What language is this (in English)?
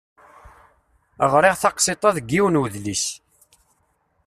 Kabyle